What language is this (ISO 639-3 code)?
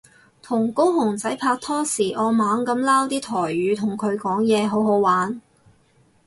yue